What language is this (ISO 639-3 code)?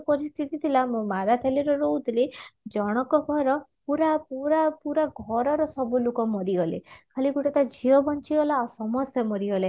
ori